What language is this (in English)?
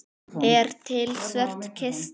Icelandic